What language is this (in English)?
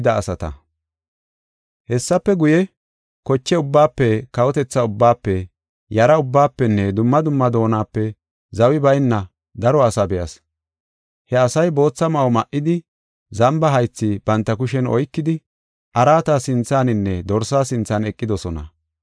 Gofa